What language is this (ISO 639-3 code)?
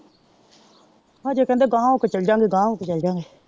pan